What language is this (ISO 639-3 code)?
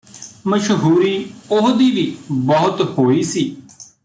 pan